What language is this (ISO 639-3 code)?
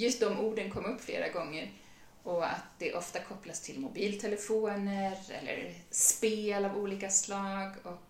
swe